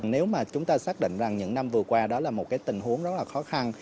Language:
Vietnamese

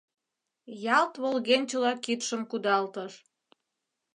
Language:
Mari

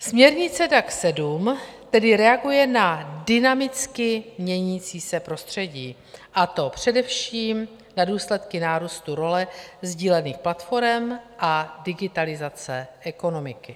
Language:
Czech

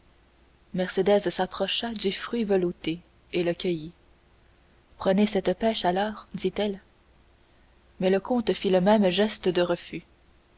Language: French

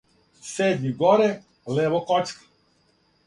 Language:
Serbian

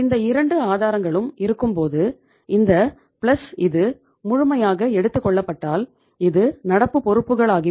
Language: Tamil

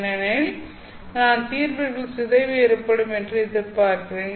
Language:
Tamil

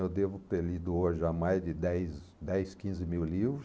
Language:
Portuguese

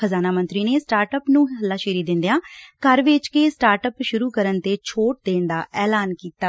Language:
Punjabi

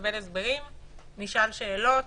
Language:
Hebrew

